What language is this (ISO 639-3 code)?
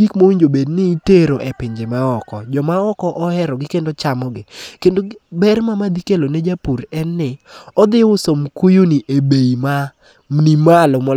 luo